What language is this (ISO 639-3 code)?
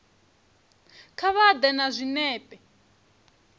ven